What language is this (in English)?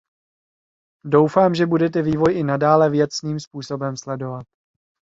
Czech